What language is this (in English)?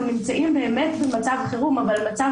Hebrew